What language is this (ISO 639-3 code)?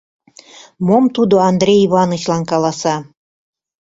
chm